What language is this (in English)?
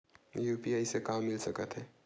Chhattisgarhi